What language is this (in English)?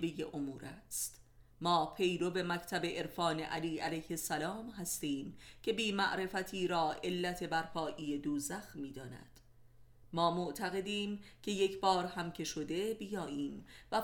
Persian